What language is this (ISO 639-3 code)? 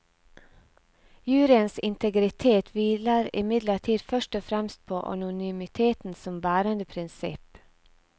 nor